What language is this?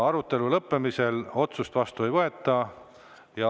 Estonian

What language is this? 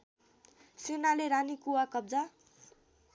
Nepali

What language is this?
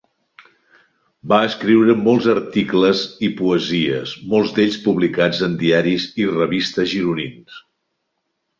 Catalan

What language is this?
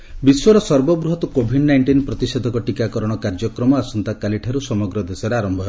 Odia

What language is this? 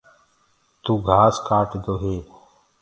Gurgula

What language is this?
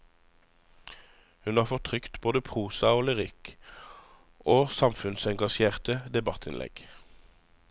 Norwegian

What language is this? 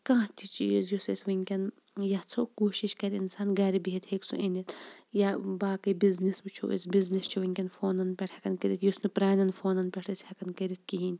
Kashmiri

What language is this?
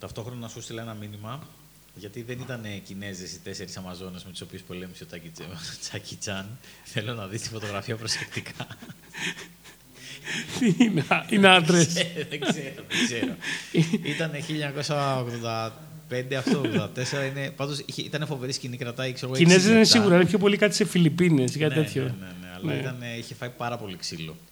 Greek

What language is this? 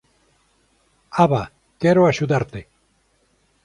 Galician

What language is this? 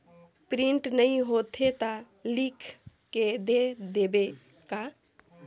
Chhattisgarhi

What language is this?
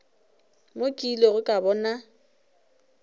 Northern Sotho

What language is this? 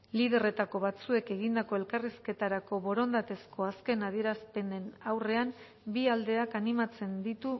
Basque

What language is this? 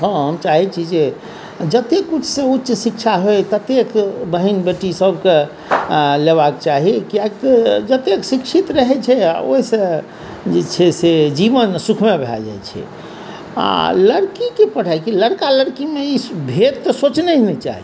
Maithili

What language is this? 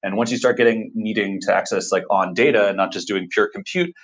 English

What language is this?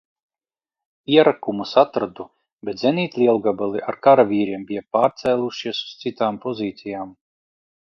Latvian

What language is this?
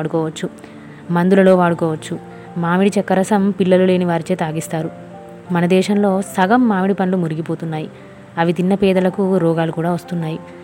Telugu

